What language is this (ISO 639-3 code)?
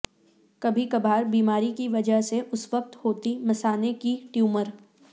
urd